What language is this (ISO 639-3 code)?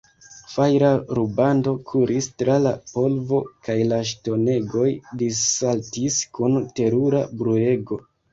epo